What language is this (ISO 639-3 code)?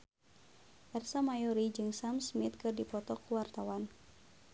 sun